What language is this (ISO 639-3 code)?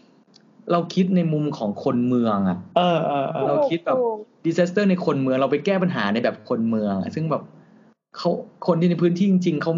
tha